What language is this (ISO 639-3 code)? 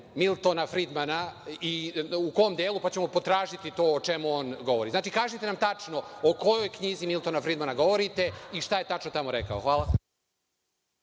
srp